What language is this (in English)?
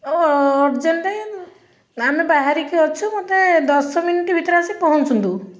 Odia